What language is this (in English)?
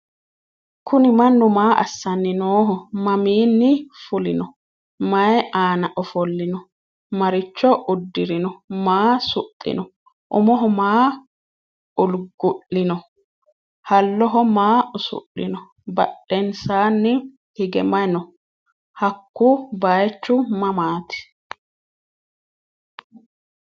Sidamo